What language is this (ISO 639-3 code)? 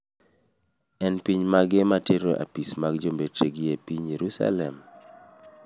luo